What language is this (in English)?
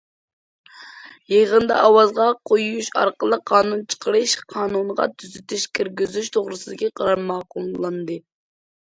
Uyghur